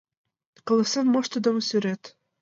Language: Mari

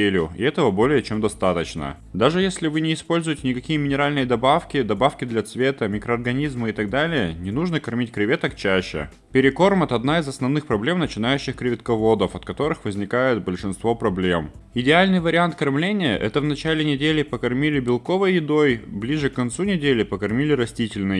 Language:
Russian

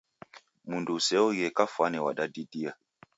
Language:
Taita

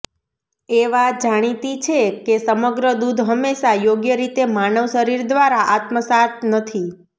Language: Gujarati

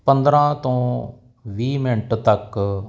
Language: Punjabi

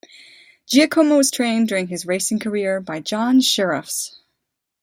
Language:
English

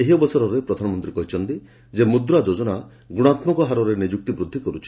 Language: Odia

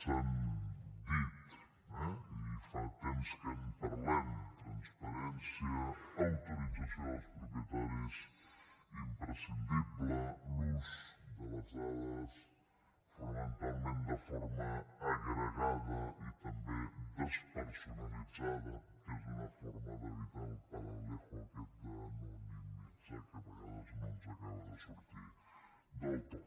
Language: Catalan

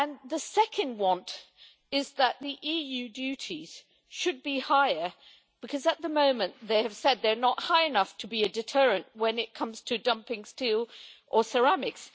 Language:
English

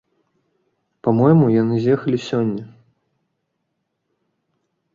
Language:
Belarusian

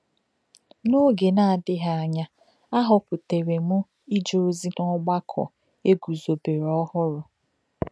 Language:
Igbo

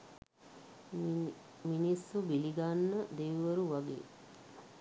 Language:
Sinhala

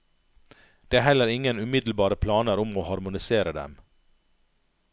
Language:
Norwegian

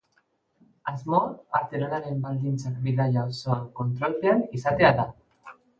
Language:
Basque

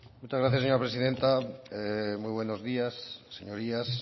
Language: Spanish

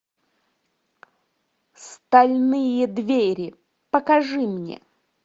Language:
Russian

